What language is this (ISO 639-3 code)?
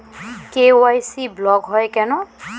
ben